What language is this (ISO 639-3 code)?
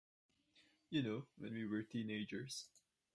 eng